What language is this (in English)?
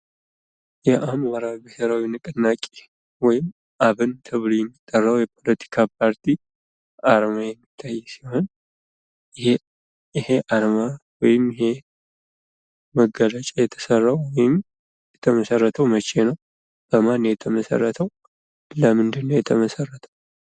Amharic